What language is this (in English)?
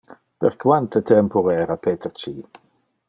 Interlingua